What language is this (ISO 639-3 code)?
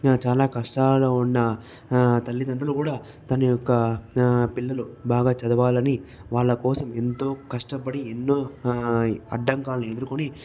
tel